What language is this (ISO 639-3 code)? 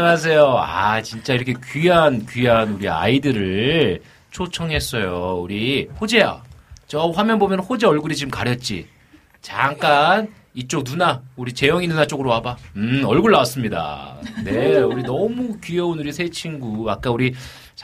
kor